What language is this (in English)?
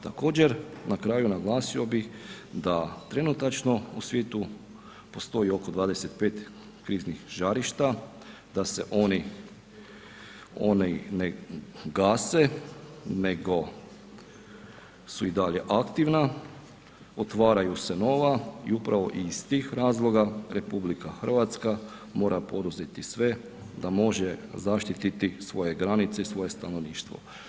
Croatian